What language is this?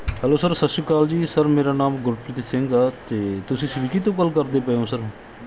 Punjabi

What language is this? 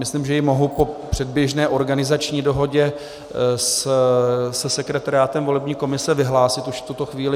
Czech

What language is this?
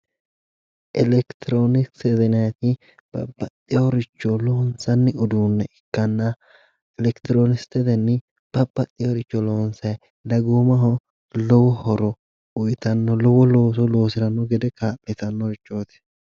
Sidamo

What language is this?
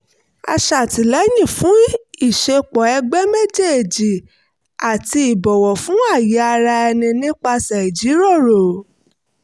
Yoruba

